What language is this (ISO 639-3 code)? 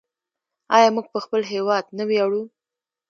pus